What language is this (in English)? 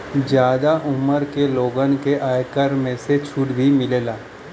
Bhojpuri